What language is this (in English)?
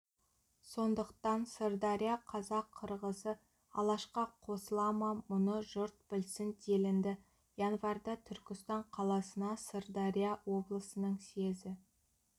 Kazakh